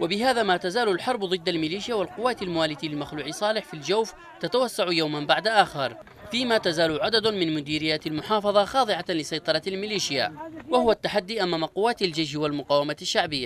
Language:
Arabic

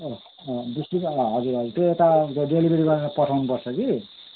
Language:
Nepali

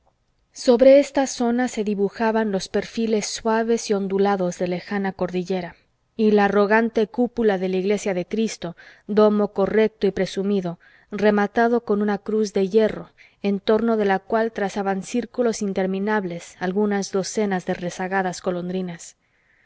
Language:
Spanish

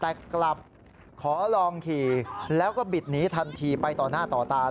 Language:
Thai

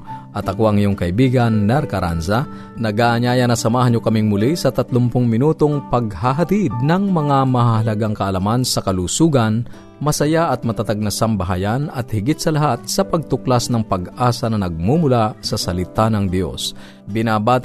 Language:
Filipino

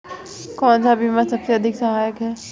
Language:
Hindi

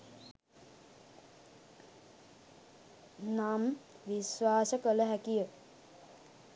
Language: Sinhala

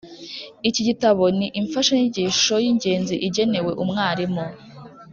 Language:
Kinyarwanda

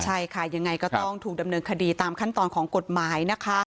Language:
Thai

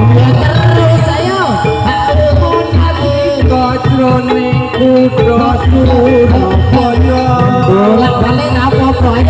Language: Thai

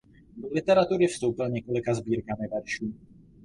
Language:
Czech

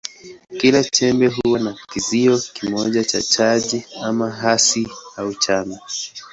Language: Swahili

